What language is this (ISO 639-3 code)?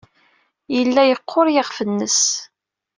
kab